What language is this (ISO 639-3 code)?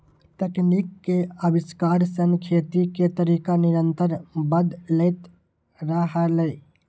mai